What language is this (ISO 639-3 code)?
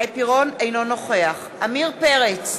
heb